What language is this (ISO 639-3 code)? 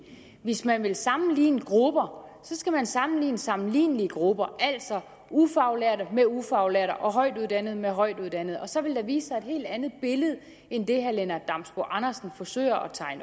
dan